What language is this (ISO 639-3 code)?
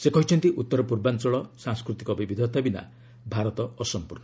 ori